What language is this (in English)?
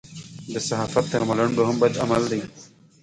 Pashto